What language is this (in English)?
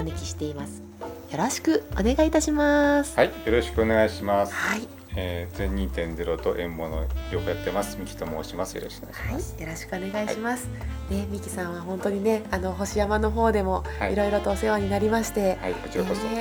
Japanese